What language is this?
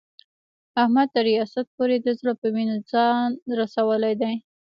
Pashto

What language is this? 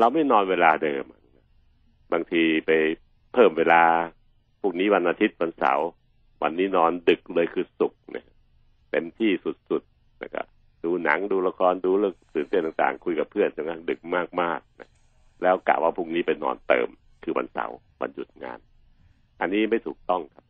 Thai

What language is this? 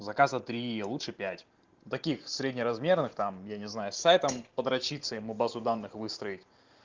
Russian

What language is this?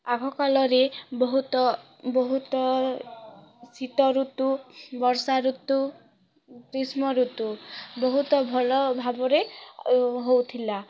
Odia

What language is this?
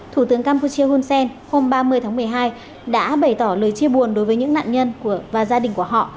Vietnamese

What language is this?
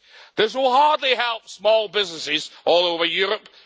English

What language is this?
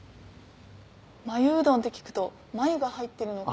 Japanese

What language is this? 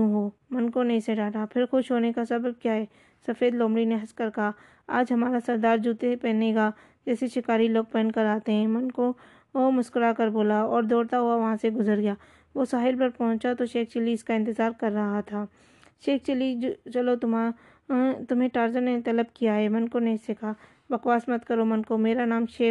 Urdu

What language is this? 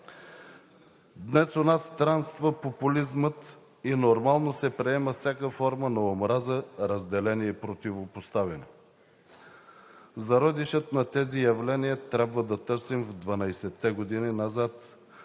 Bulgarian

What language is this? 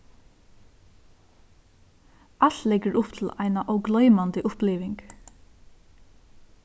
Faroese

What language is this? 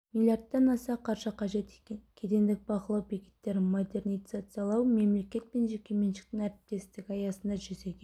Kazakh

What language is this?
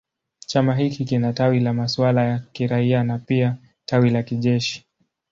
Swahili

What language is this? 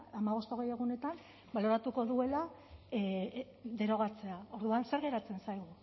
Basque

